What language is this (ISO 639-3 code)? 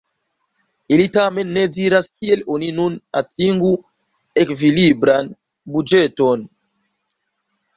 epo